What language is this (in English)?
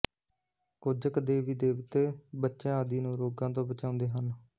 Punjabi